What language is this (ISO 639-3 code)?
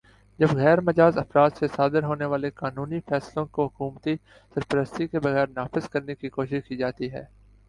urd